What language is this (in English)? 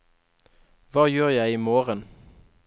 Norwegian